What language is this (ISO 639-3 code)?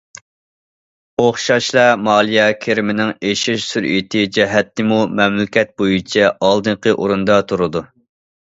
uig